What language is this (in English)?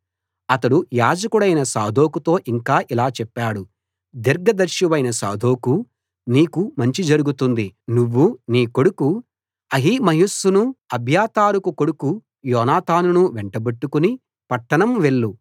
Telugu